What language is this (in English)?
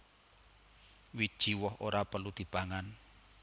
Javanese